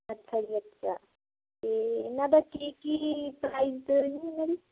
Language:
Punjabi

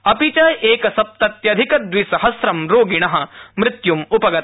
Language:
Sanskrit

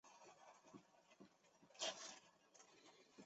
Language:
Chinese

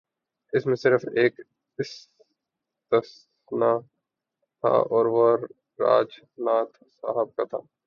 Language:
Urdu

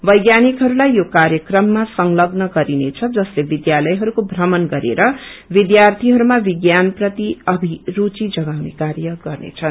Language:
Nepali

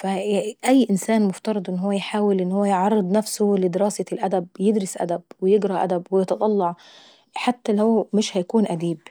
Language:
Saidi Arabic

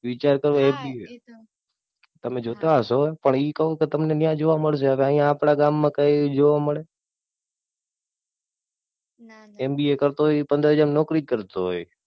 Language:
Gujarati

